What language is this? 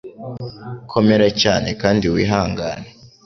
Kinyarwanda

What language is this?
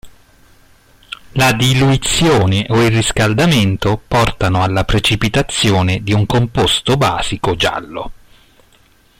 Italian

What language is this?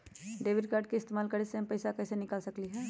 Magahi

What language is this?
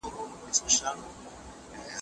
Pashto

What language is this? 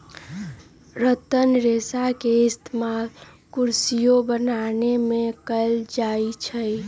Magahi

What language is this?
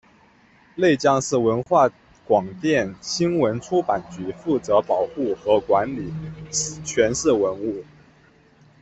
Chinese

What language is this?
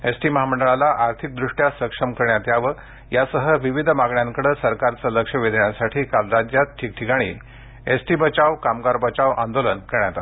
Marathi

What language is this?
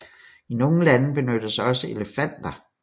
Danish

